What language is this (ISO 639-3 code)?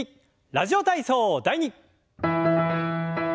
jpn